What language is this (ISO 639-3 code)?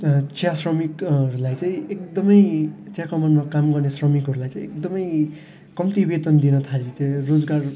nep